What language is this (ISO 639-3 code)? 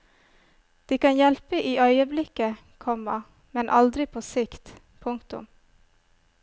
nor